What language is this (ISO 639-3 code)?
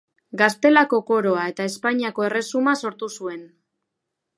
eus